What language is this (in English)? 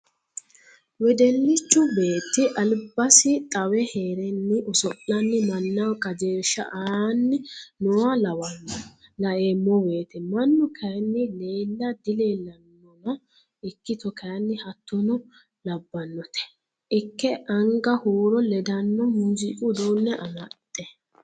Sidamo